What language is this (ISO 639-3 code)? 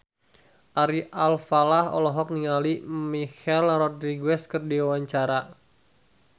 sun